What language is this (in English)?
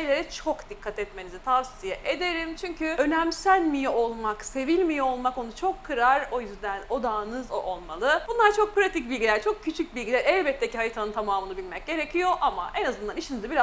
Turkish